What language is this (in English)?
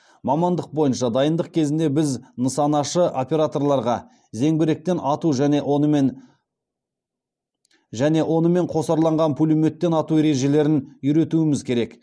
Kazakh